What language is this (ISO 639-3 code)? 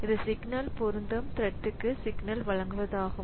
tam